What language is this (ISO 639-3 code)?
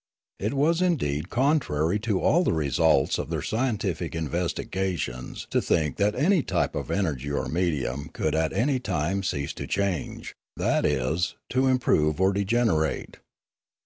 eng